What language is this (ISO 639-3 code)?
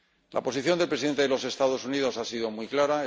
spa